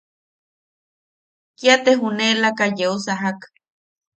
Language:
Yaqui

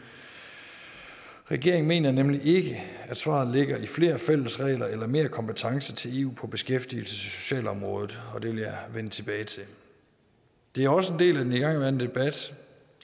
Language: Danish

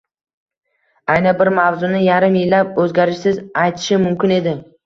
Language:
Uzbek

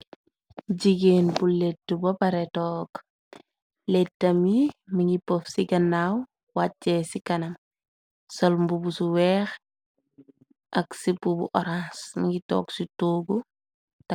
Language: Wolof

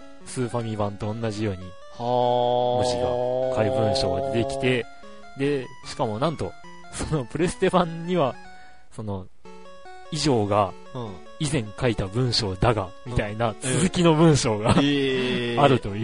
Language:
Japanese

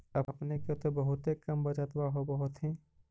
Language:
Magahi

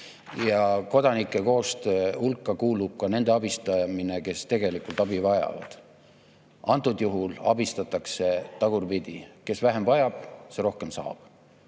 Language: Estonian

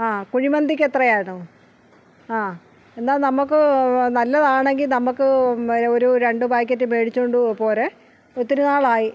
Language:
Malayalam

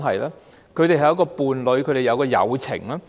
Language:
Cantonese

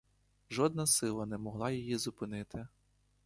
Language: Ukrainian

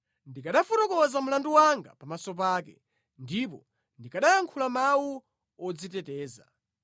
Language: Nyanja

